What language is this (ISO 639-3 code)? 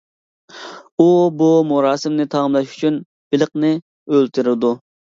uig